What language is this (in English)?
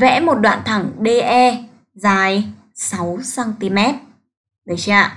Vietnamese